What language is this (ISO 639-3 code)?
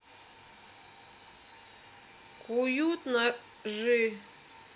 rus